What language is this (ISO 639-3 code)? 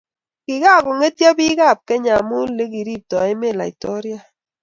kln